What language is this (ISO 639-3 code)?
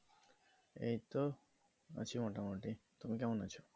ben